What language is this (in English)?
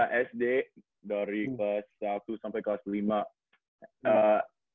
Indonesian